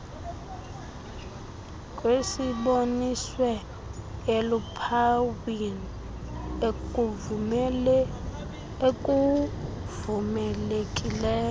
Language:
Xhosa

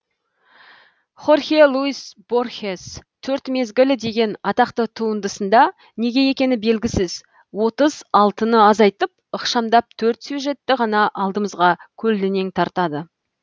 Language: Kazakh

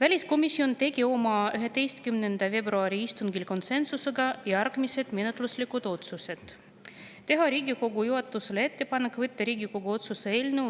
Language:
Estonian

